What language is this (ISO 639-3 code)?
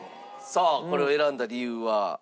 jpn